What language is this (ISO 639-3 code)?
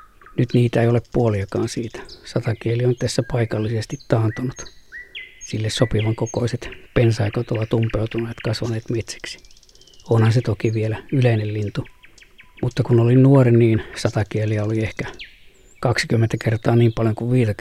fin